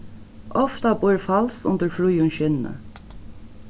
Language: Faroese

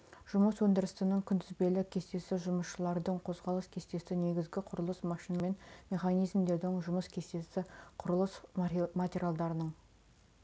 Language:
Kazakh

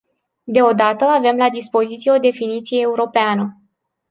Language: Romanian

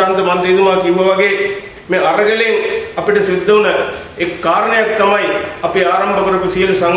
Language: Indonesian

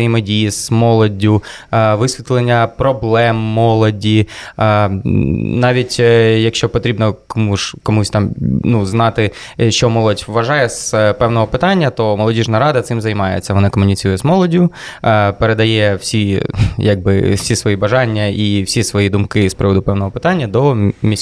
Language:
Ukrainian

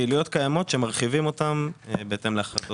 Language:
Hebrew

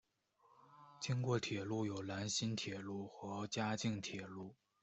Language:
Chinese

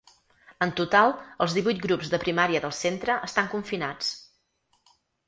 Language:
Catalan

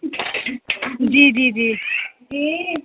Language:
Urdu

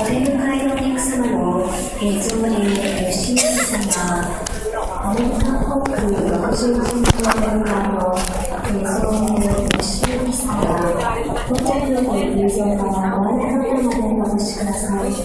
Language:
Japanese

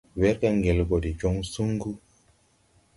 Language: Tupuri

